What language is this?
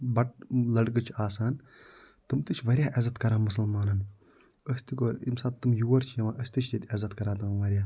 Kashmiri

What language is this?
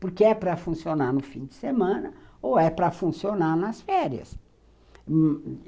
Portuguese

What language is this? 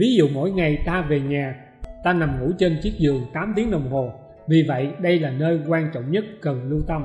Vietnamese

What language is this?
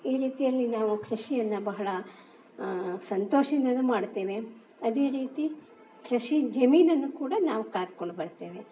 Kannada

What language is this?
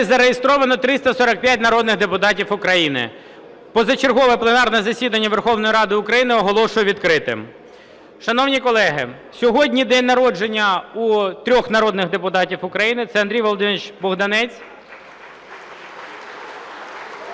Ukrainian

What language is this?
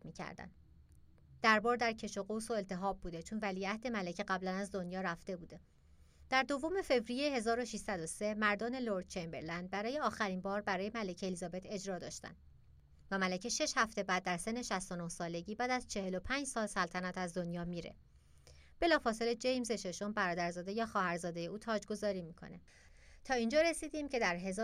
Persian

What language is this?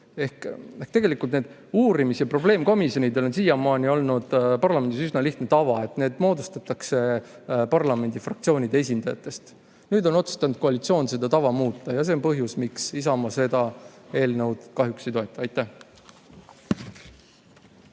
Estonian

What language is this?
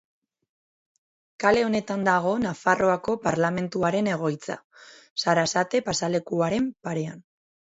Basque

